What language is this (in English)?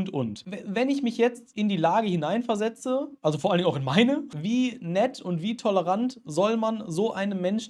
German